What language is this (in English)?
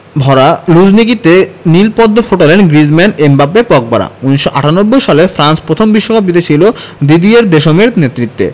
Bangla